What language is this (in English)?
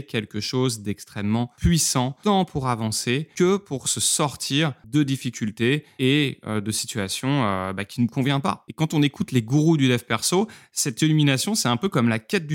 French